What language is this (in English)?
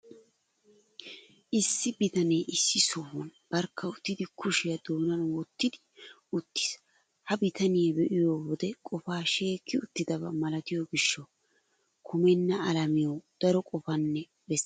Wolaytta